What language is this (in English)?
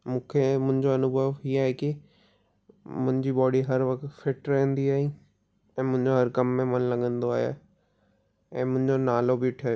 Sindhi